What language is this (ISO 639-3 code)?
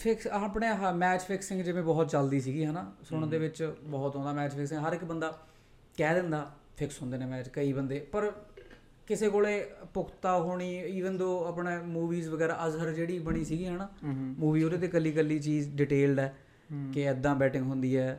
pan